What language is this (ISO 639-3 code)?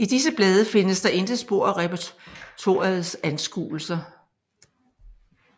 dan